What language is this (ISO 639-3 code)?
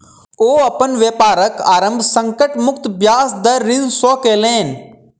mai